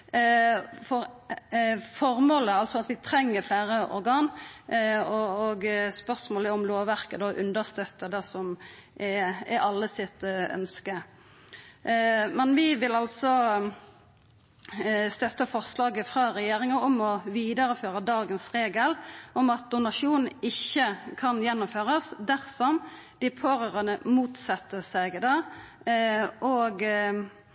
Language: Norwegian Nynorsk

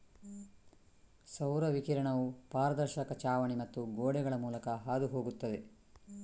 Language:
Kannada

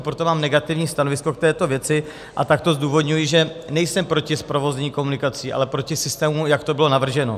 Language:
Czech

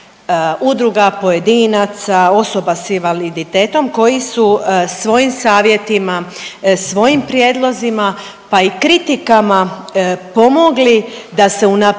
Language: Croatian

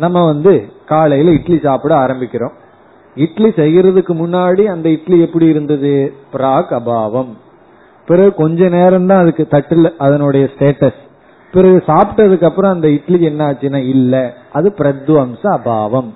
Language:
Tamil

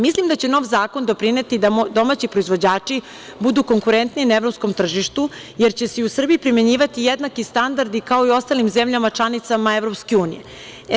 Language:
Serbian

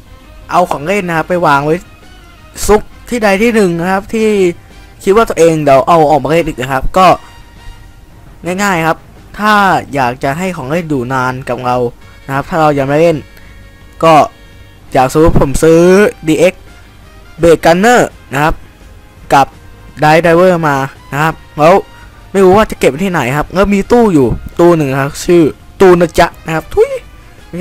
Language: Thai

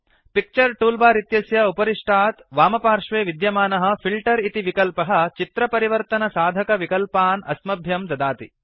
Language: Sanskrit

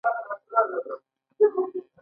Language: Pashto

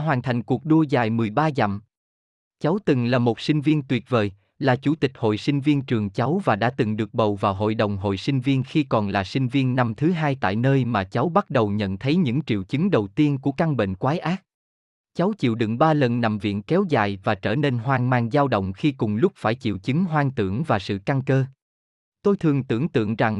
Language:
Vietnamese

